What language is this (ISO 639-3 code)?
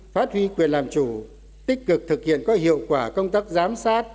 vie